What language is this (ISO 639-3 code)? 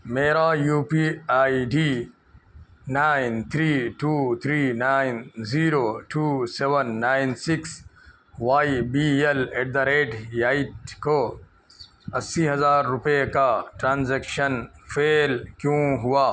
urd